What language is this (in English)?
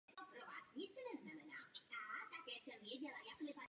Czech